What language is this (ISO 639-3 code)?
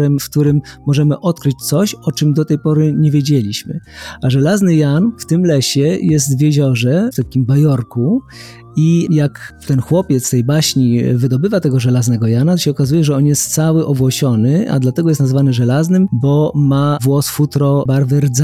pol